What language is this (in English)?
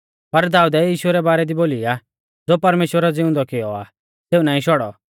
Mahasu Pahari